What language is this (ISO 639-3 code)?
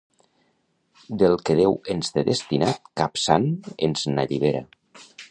cat